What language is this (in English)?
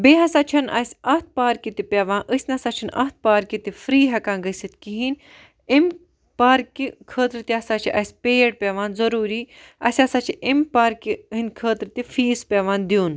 Kashmiri